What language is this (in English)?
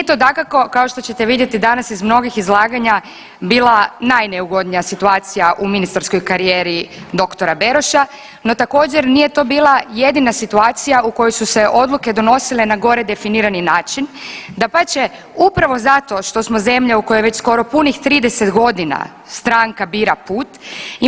Croatian